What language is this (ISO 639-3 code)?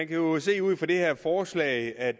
dan